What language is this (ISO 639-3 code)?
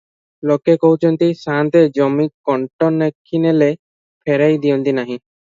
ori